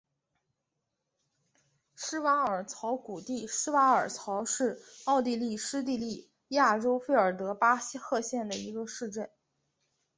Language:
Chinese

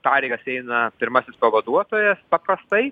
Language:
Lithuanian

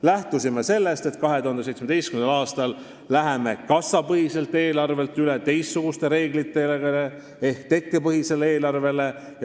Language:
Estonian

